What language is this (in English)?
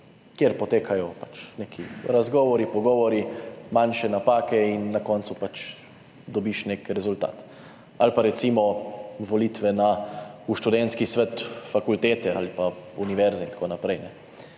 Slovenian